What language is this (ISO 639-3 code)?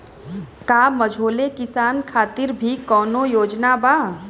bho